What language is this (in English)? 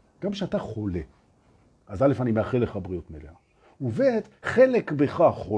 Hebrew